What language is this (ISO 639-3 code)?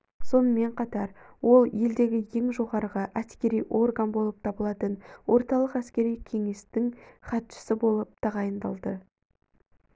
kaz